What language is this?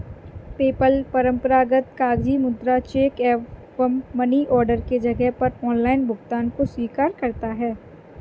Hindi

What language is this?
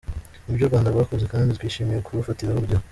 Kinyarwanda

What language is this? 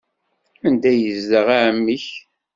Kabyle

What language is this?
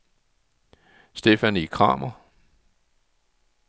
Danish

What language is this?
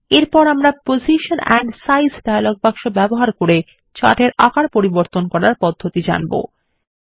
Bangla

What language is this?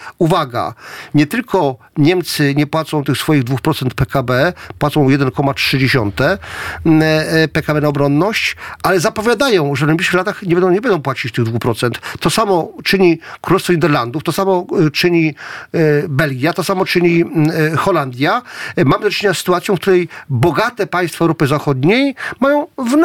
Polish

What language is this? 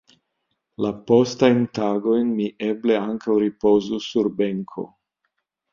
Esperanto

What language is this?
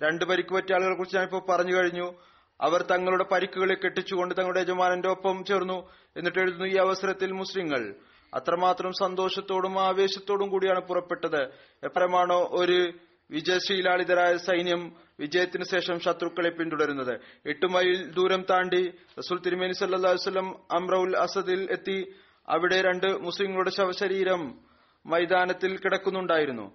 Malayalam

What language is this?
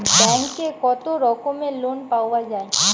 Bangla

